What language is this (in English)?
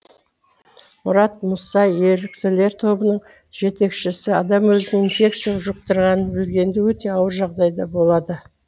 Kazakh